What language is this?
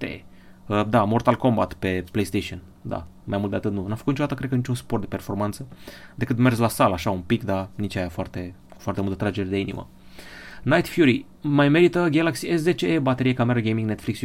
Romanian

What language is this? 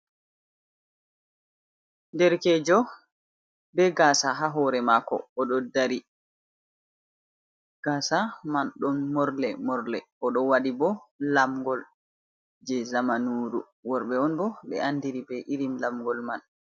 Fula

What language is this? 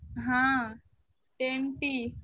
Odia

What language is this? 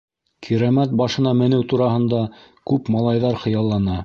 Bashkir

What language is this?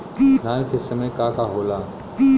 Bhojpuri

